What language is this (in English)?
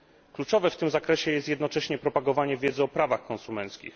Polish